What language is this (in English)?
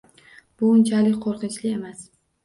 Uzbek